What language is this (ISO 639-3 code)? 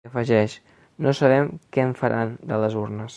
cat